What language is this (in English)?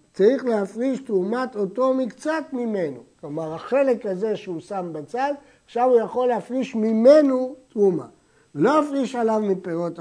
Hebrew